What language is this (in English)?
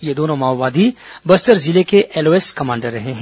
Hindi